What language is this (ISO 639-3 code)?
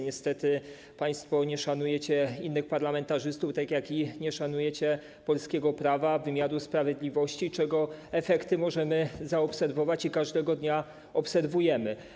pol